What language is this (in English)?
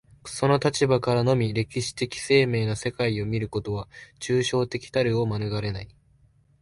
Japanese